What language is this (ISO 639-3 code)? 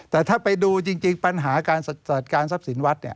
tha